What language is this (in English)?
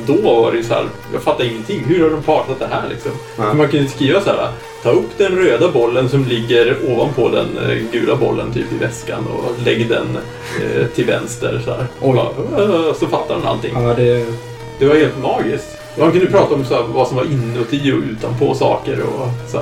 Swedish